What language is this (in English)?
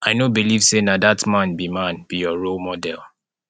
Nigerian Pidgin